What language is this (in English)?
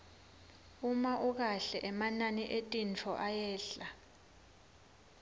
Swati